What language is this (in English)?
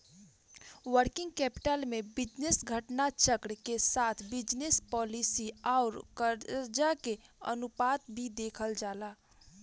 Bhojpuri